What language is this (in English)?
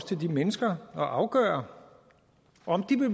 Danish